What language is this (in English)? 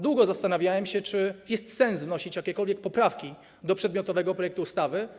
Polish